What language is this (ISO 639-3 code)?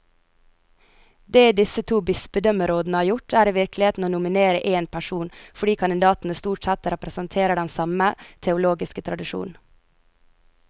nor